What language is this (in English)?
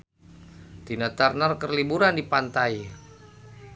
Sundanese